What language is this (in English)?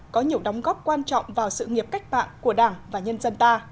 Vietnamese